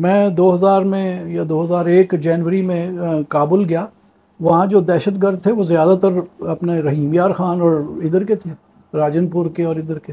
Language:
Urdu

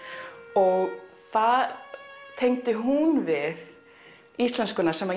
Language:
Icelandic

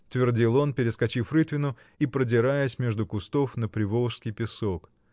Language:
Russian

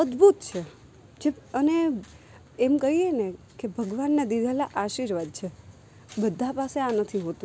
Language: Gujarati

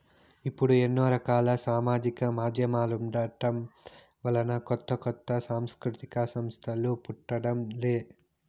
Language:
Telugu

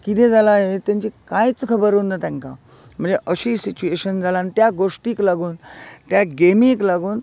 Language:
Konkani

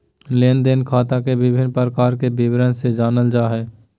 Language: Magahi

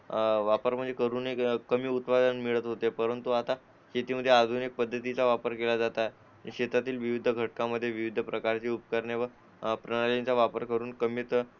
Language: Marathi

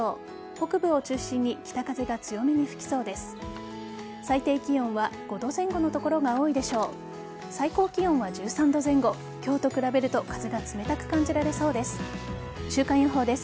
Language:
Japanese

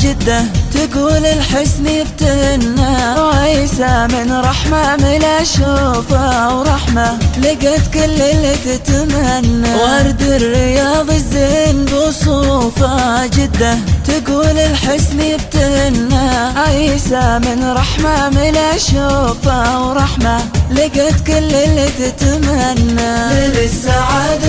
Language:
Arabic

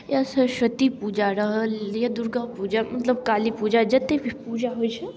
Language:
Maithili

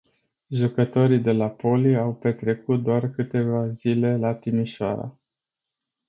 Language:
Romanian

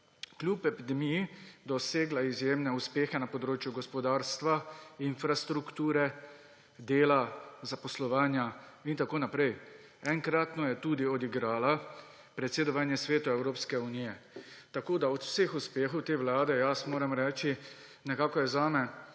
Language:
Slovenian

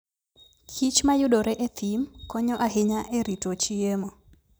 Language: Luo (Kenya and Tanzania)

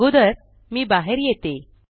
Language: Marathi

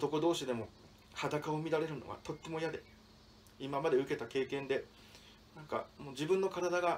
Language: Japanese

